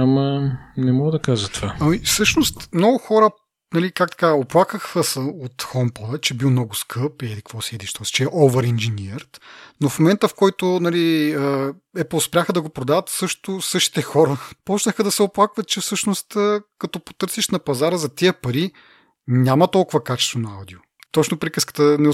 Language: Bulgarian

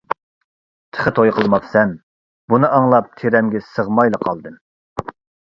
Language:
Uyghur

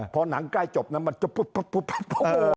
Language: Thai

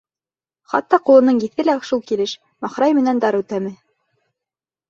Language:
Bashkir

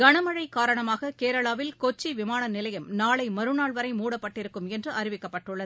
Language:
Tamil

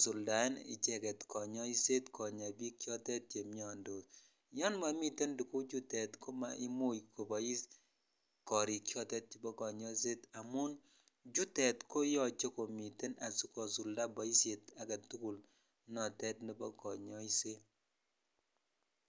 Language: Kalenjin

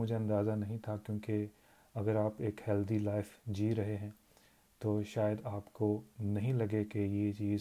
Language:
Urdu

